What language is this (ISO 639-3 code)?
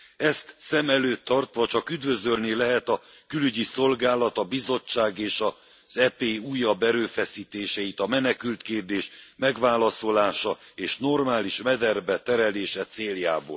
hun